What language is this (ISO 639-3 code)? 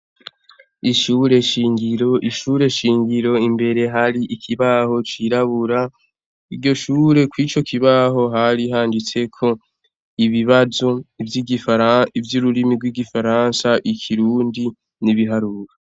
run